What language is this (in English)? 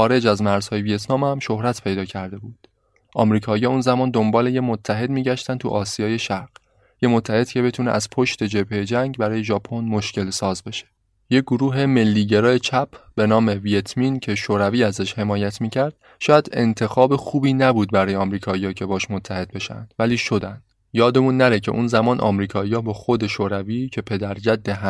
Persian